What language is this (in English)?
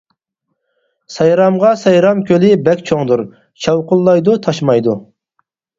Uyghur